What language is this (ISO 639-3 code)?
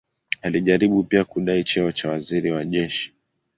swa